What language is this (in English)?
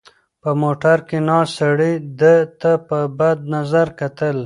Pashto